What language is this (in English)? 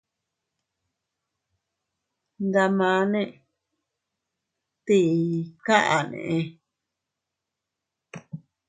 Teutila Cuicatec